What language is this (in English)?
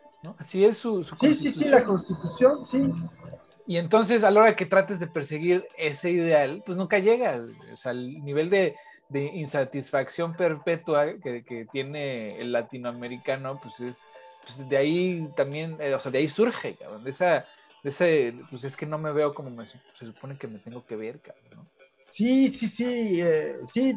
Spanish